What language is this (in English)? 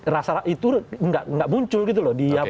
Indonesian